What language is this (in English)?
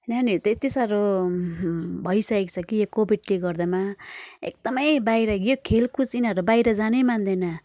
Nepali